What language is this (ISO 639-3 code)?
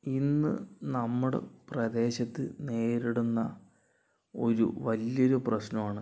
mal